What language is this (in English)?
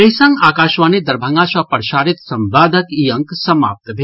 Maithili